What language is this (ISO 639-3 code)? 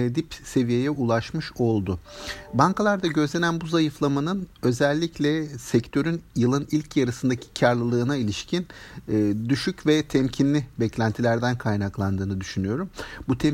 tur